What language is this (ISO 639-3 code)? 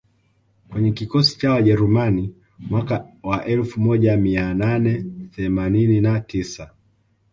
swa